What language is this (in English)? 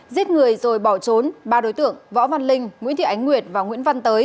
Vietnamese